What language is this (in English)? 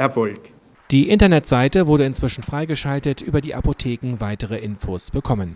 German